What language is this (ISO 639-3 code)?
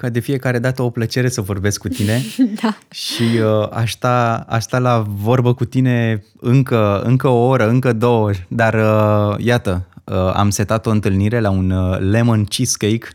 ron